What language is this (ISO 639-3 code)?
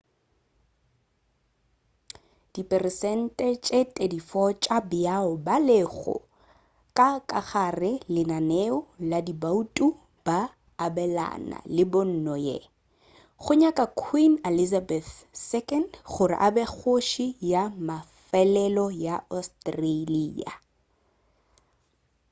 nso